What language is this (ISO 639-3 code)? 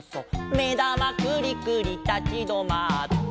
jpn